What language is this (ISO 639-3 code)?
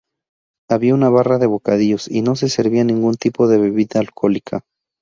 spa